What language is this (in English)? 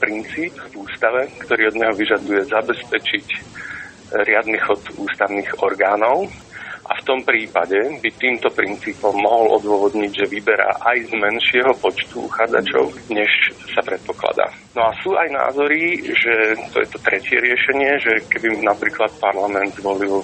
Slovak